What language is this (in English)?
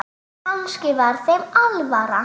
Icelandic